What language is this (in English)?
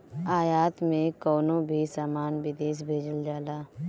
Bhojpuri